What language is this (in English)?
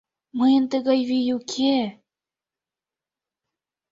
Mari